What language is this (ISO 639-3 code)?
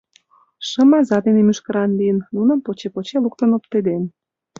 chm